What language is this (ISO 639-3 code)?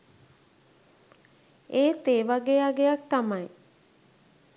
sin